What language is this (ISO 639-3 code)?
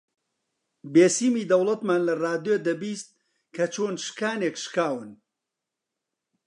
ckb